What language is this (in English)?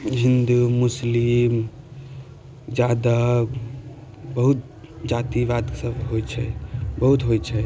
Maithili